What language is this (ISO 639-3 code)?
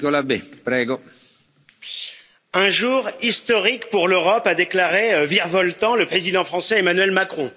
fra